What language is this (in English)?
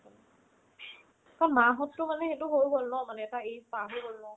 Assamese